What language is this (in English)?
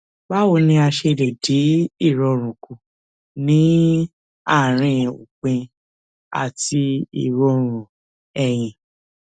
Yoruba